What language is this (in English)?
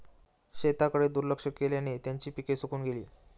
Marathi